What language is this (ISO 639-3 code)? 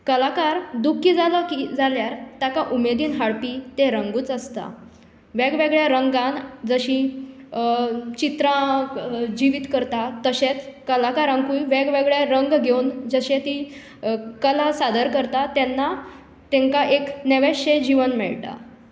kok